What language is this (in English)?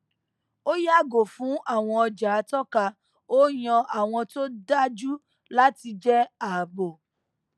Yoruba